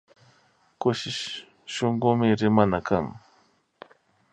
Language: Imbabura Highland Quichua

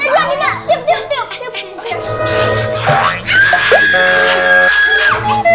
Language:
Indonesian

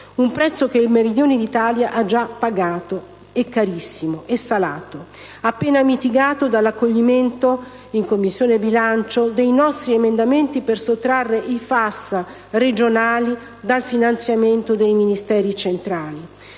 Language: Italian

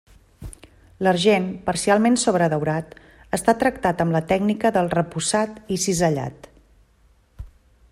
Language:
Catalan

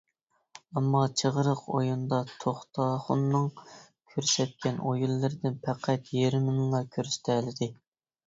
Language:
Uyghur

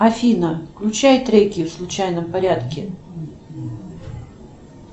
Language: Russian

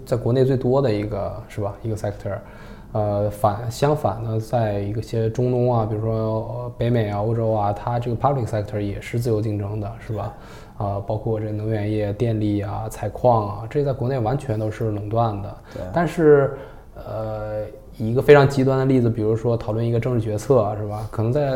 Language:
Chinese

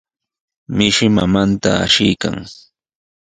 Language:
Sihuas Ancash Quechua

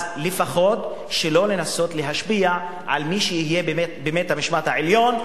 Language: Hebrew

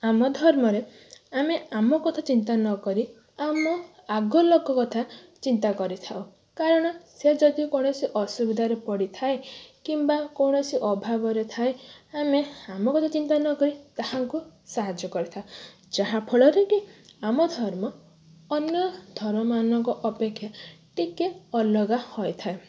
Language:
Odia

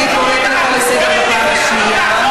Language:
Hebrew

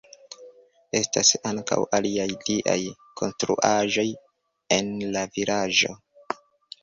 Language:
Esperanto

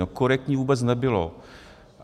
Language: Czech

